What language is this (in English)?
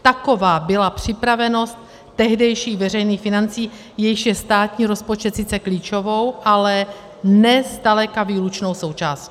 Czech